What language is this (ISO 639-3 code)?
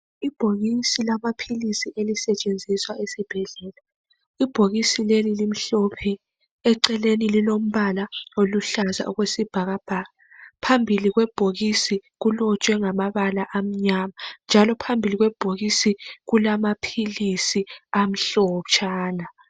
nde